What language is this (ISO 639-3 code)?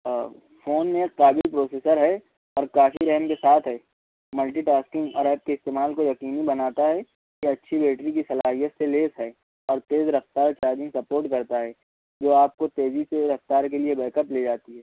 urd